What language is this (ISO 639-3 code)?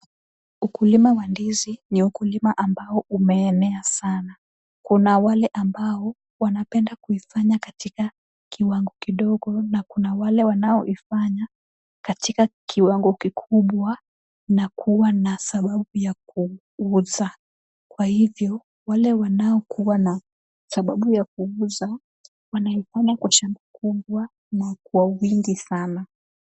swa